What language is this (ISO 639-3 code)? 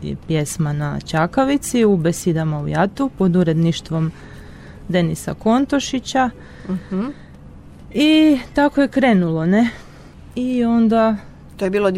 hrv